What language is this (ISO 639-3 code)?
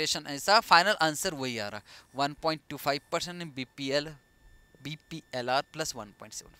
hin